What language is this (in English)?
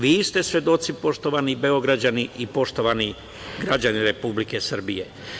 Serbian